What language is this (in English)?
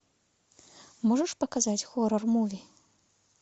Russian